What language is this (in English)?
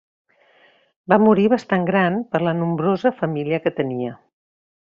Catalan